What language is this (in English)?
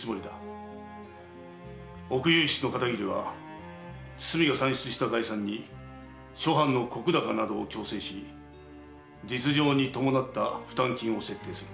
Japanese